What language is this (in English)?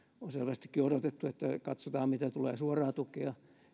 Finnish